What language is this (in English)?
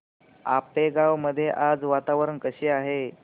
Marathi